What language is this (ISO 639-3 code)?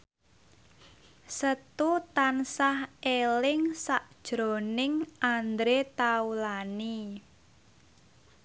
jav